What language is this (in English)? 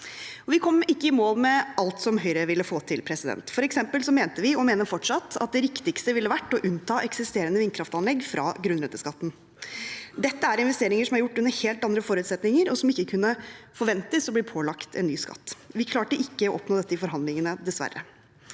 Norwegian